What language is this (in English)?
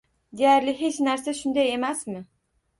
Uzbek